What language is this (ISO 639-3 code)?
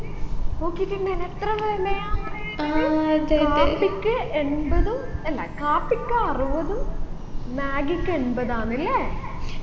mal